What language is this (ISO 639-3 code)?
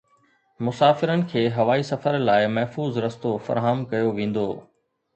snd